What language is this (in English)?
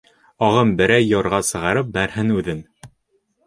Bashkir